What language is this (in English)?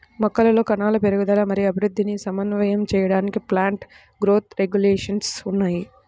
Telugu